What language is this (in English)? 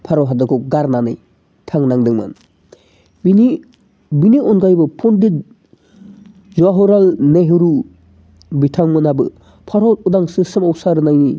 Bodo